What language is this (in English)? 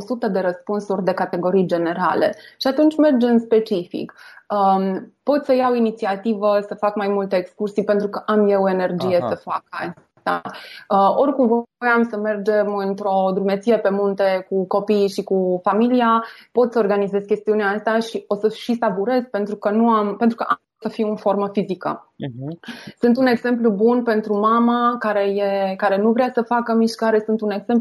Romanian